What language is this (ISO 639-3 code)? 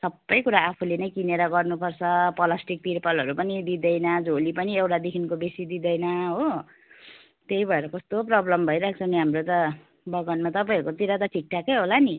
nep